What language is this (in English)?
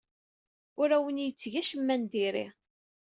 Kabyle